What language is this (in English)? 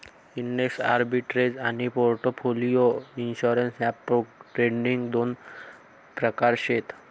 Marathi